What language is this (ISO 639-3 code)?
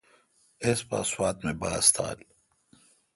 xka